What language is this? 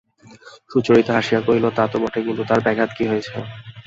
Bangla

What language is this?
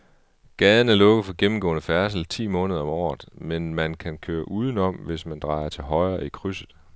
Danish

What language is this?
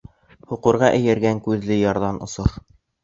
Bashkir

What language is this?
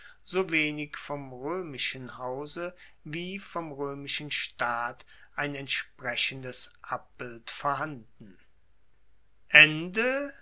German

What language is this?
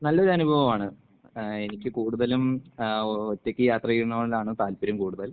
Malayalam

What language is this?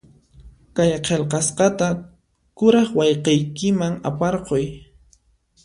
Puno Quechua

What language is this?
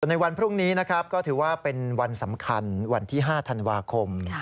Thai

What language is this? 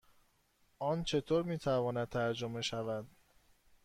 Persian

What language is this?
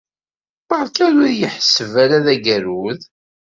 Kabyle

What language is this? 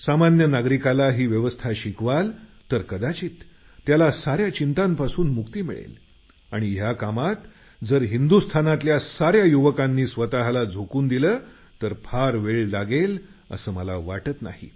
Marathi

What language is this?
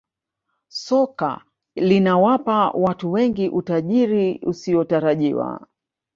Swahili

